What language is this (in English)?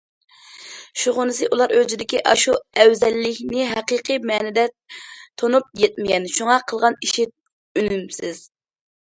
Uyghur